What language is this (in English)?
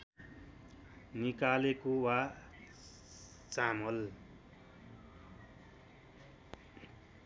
Nepali